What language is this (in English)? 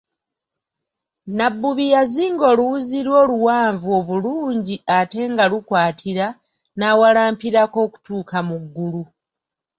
Ganda